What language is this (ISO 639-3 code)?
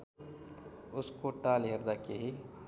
nep